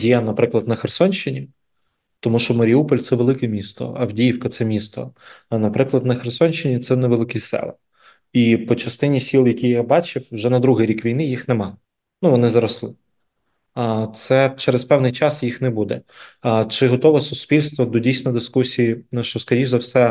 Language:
Ukrainian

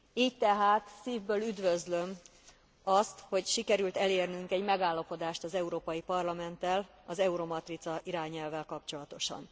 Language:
Hungarian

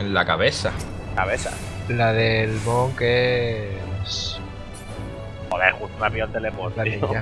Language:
Spanish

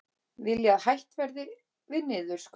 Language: Icelandic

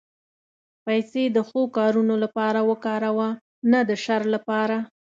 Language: Pashto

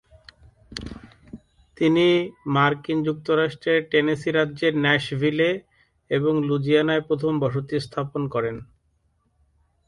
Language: Bangla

